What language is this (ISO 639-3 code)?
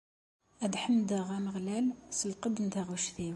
kab